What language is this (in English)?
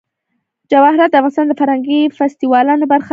Pashto